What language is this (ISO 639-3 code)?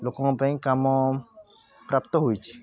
ori